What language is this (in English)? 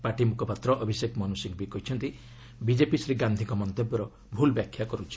Odia